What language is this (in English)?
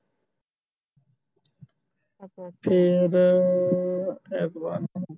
Punjabi